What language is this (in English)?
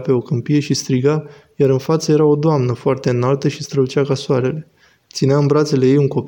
Romanian